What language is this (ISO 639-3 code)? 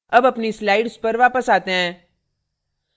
hin